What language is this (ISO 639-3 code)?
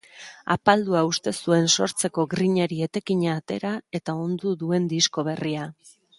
eus